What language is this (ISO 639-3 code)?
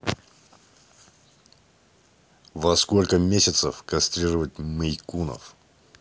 rus